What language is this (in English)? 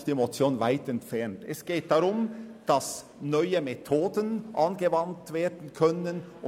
Swiss German